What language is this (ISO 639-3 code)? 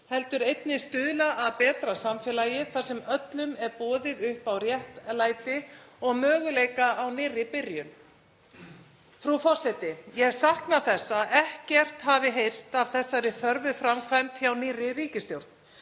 isl